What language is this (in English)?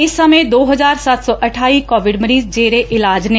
Punjabi